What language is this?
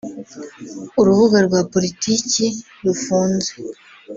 Kinyarwanda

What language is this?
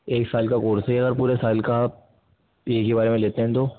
Urdu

